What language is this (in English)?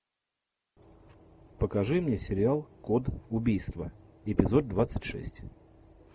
Russian